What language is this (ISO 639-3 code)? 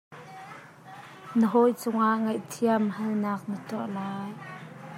cnh